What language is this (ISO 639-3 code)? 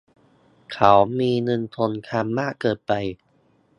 tha